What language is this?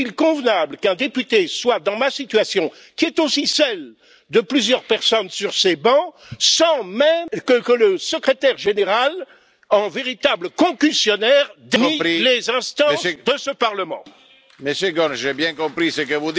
French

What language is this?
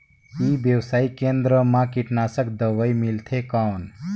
Chhattisgarhi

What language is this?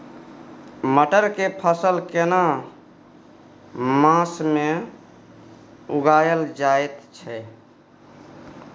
Maithili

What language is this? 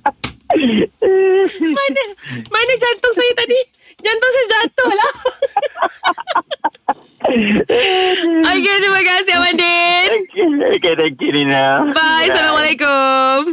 Malay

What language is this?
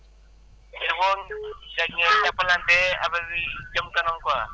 Wolof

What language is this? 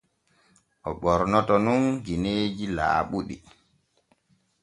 Borgu Fulfulde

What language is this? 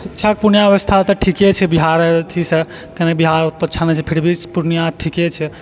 Maithili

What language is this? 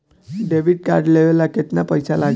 Bhojpuri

